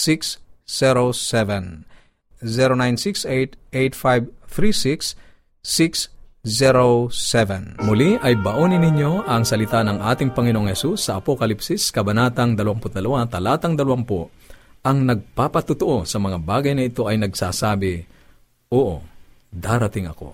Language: Filipino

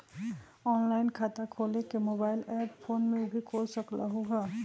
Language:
Magahi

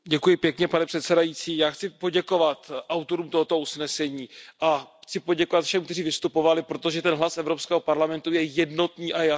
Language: Czech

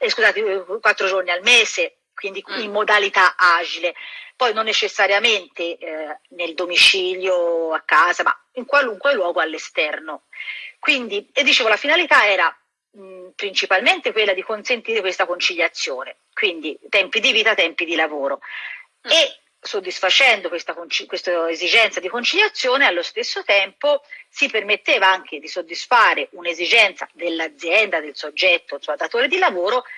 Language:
Italian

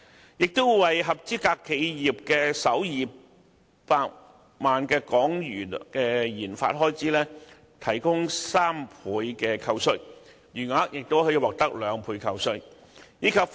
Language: Cantonese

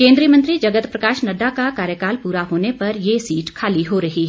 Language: Hindi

